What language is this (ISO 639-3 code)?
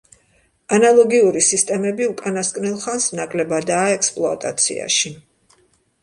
kat